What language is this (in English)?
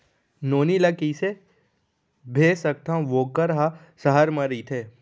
Chhattisgarhi